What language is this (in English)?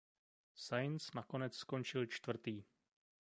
Czech